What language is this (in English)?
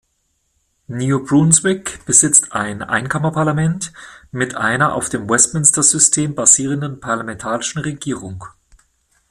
German